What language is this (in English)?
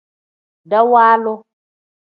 Tem